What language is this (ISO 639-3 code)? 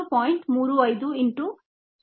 kan